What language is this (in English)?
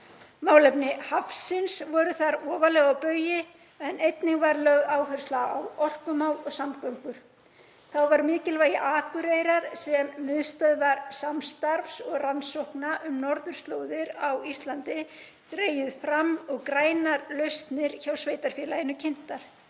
Icelandic